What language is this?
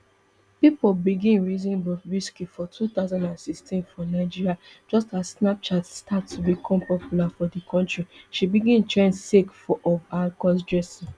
Nigerian Pidgin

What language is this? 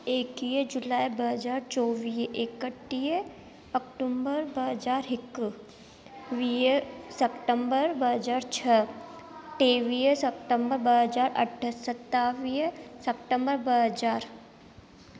Sindhi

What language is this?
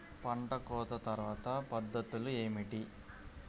Telugu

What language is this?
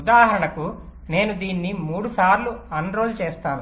Telugu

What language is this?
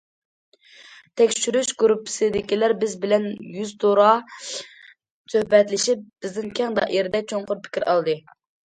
Uyghur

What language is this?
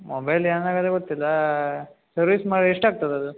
Kannada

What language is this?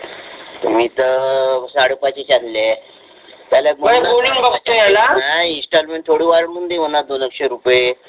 Marathi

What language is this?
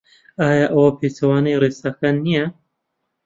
Central Kurdish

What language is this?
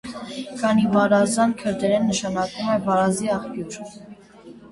Armenian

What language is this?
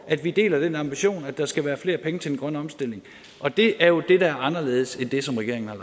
Danish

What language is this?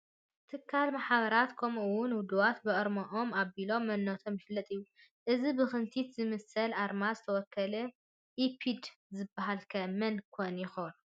Tigrinya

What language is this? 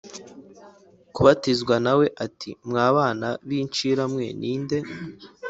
Kinyarwanda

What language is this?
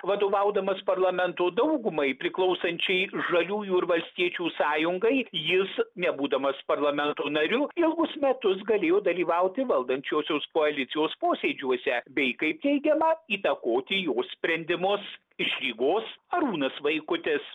Lithuanian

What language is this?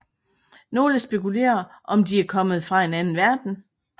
Danish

